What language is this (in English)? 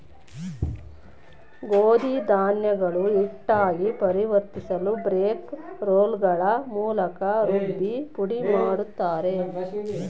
Kannada